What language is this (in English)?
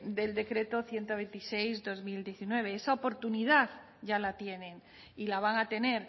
Spanish